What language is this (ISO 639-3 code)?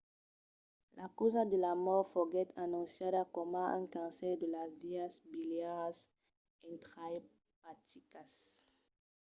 oci